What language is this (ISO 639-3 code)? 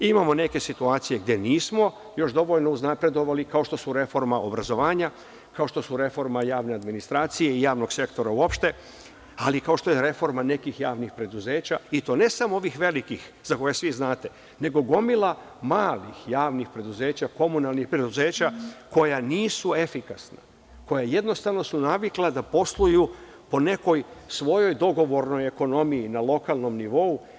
srp